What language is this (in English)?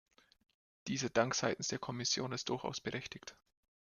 German